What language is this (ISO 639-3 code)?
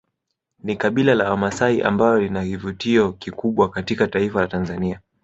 swa